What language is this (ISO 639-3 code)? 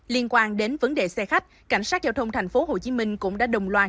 vie